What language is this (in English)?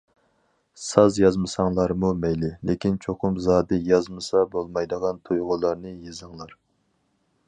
Uyghur